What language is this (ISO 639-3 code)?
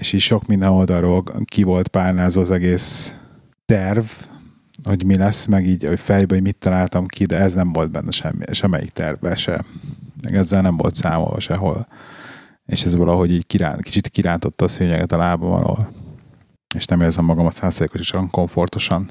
hun